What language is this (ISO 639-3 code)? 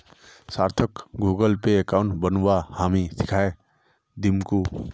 mag